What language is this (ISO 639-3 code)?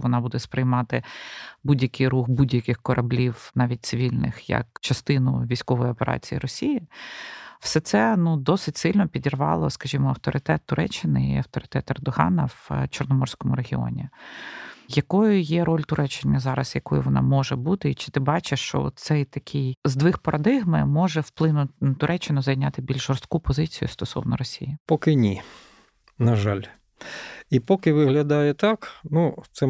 ukr